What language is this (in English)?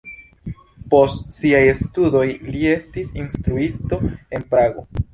Esperanto